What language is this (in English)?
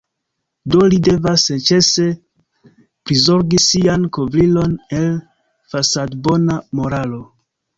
Esperanto